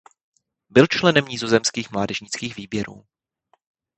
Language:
Czech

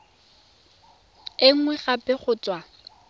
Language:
Tswana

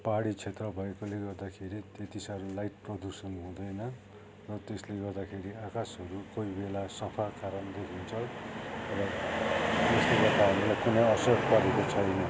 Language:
Nepali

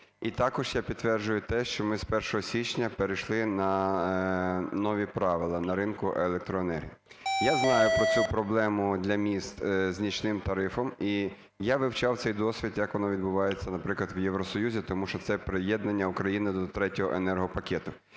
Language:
Ukrainian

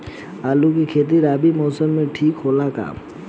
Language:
Bhojpuri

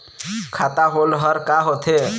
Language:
Chhattisgarhi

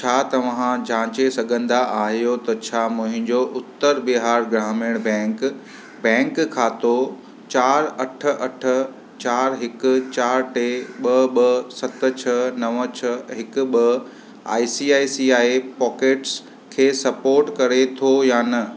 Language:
Sindhi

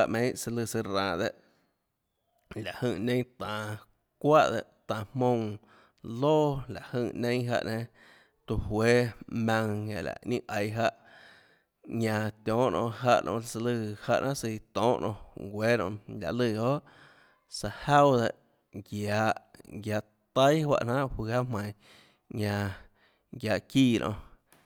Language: Tlacoatzintepec Chinantec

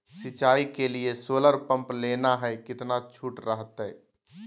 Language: Magahi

